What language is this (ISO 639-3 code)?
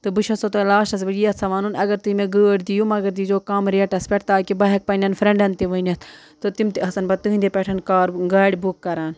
kas